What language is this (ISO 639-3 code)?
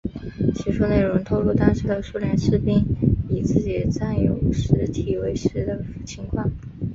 zho